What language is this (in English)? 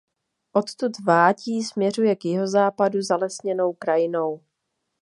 Czech